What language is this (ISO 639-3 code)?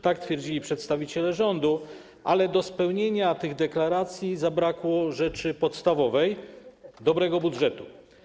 pol